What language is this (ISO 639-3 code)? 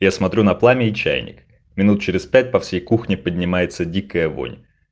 rus